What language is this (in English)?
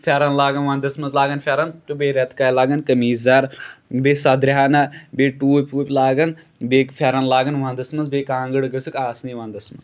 Kashmiri